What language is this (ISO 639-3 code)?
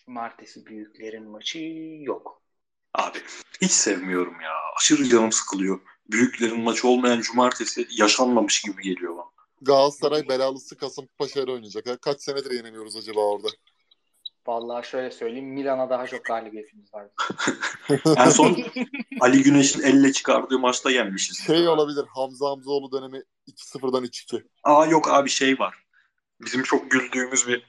tur